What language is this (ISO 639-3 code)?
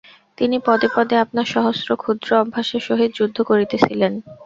ben